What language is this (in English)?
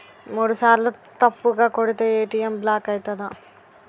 Telugu